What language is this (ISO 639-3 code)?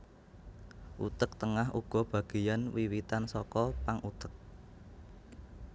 jav